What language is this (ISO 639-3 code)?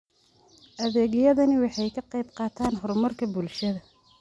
som